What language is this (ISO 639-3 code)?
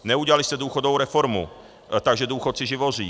ces